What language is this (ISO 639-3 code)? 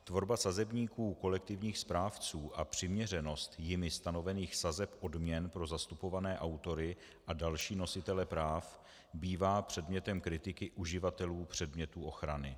ces